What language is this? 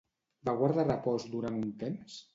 Catalan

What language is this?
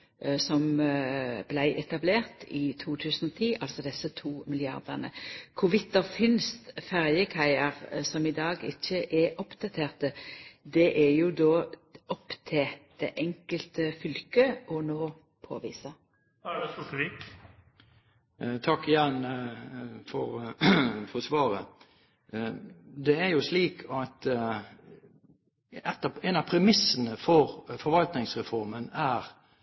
Norwegian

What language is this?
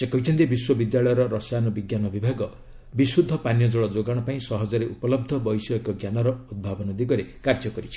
Odia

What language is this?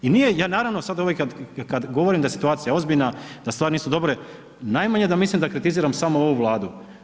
Croatian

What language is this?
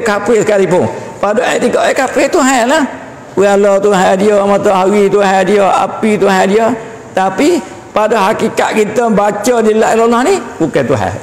Malay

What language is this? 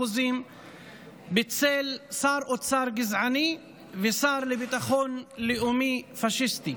Hebrew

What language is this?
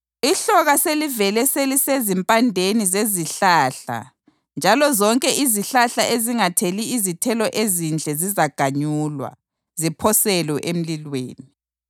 North Ndebele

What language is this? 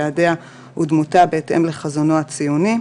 Hebrew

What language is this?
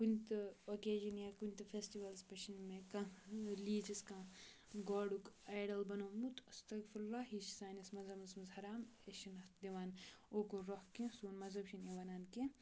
Kashmiri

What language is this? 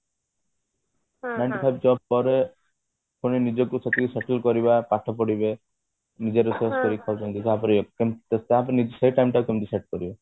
Odia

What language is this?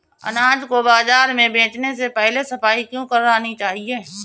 Hindi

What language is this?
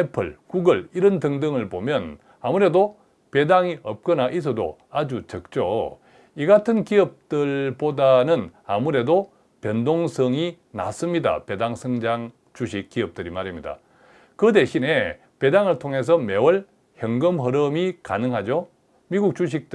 Korean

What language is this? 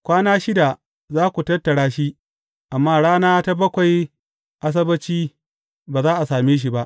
Hausa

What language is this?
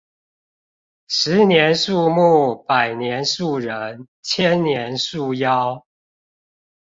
Chinese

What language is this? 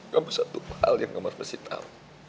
Indonesian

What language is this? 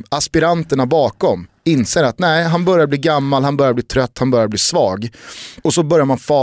Swedish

